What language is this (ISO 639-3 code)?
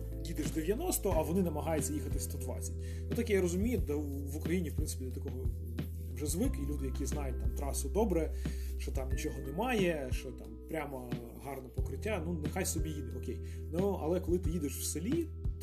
ukr